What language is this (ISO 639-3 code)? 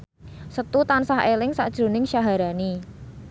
jav